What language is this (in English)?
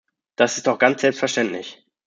German